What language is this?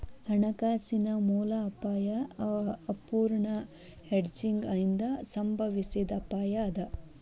Kannada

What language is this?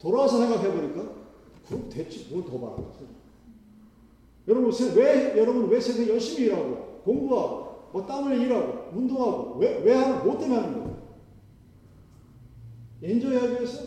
Korean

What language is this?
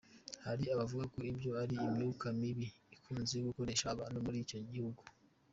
Kinyarwanda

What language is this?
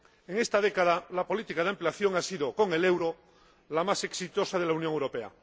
Spanish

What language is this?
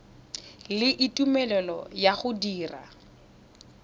Tswana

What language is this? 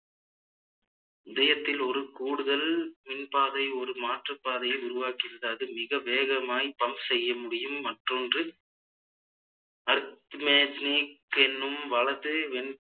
Tamil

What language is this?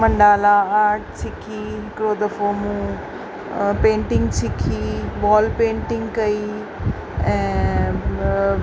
Sindhi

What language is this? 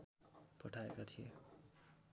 Nepali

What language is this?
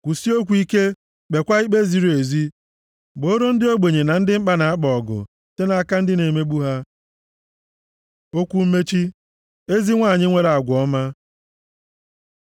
Igbo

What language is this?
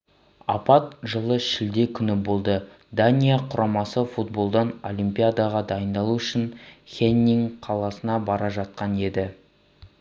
Kazakh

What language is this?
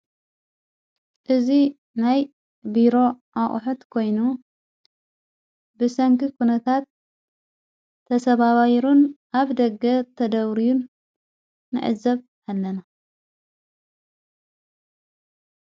Tigrinya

